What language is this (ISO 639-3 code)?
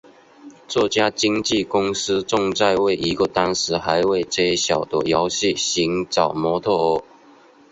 zho